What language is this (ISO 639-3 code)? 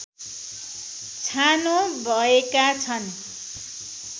nep